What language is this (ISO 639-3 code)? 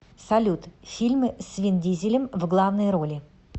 rus